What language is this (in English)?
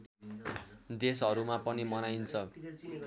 Nepali